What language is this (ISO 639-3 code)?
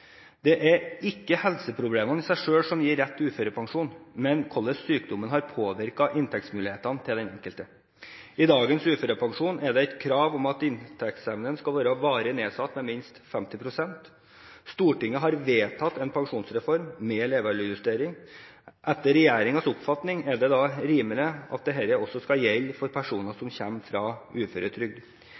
nob